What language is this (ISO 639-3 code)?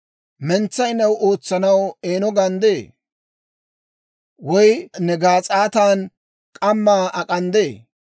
dwr